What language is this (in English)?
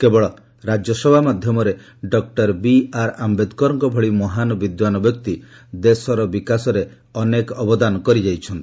Odia